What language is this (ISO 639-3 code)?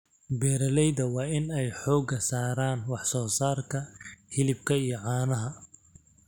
som